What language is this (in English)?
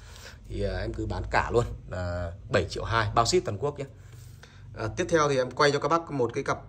Vietnamese